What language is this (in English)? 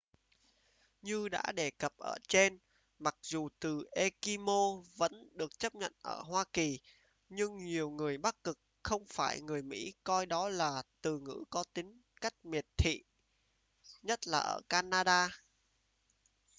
Vietnamese